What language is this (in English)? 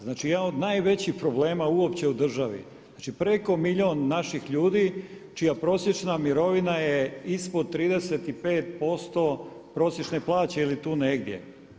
Croatian